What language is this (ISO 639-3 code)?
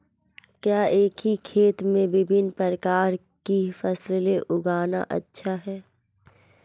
hin